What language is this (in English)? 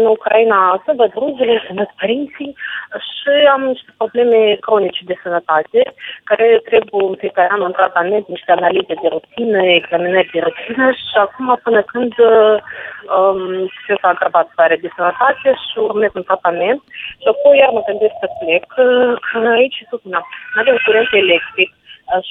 Romanian